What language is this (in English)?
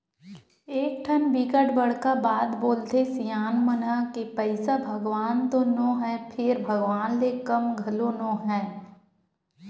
Chhattisgarhi